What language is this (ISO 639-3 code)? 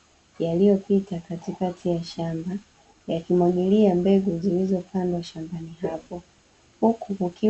swa